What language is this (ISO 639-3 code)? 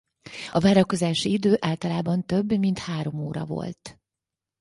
hun